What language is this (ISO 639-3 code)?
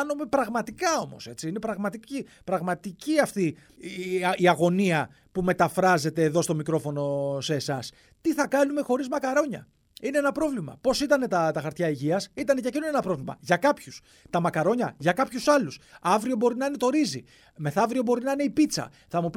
ell